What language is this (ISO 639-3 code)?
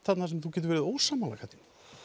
isl